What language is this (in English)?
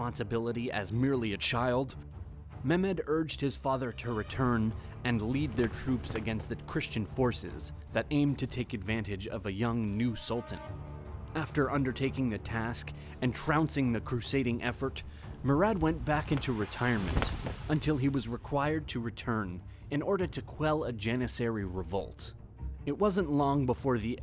English